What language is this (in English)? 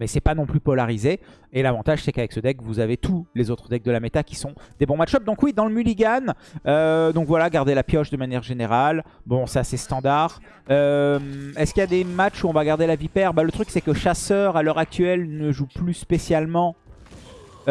French